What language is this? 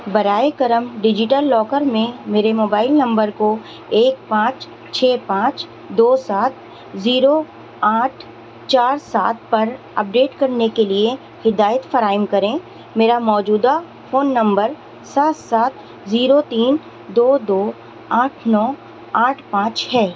Urdu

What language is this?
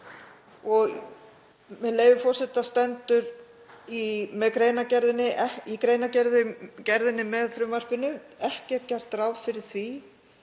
Icelandic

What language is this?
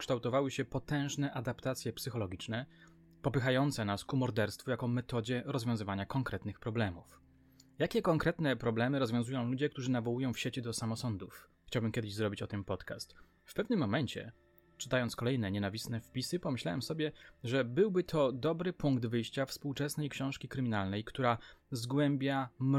Polish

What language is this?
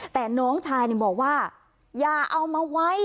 Thai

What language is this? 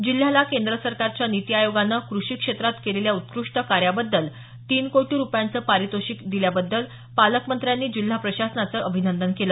Marathi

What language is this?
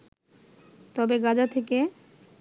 Bangla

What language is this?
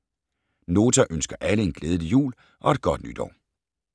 Danish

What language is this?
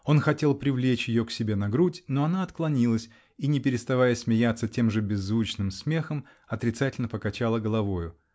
Russian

